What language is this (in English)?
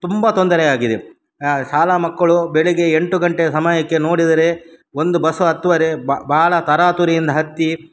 Kannada